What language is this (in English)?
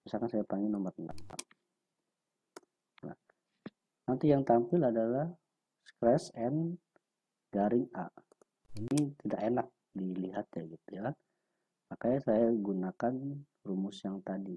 Indonesian